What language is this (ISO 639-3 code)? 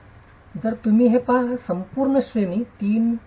mar